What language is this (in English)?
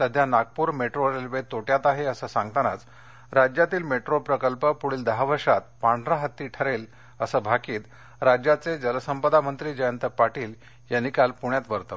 Marathi